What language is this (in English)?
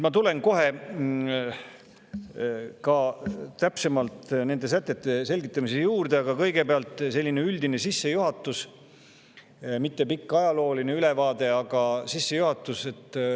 Estonian